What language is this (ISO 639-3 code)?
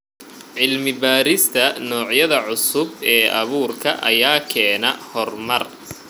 som